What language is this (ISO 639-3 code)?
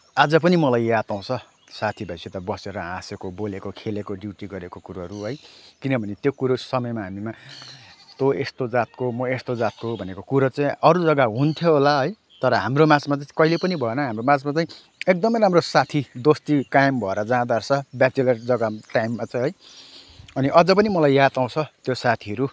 nep